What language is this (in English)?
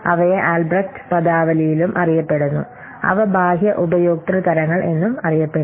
Malayalam